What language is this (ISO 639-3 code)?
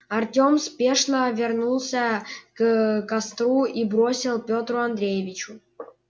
rus